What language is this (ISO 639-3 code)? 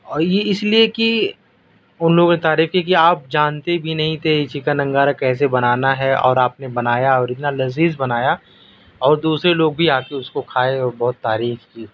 urd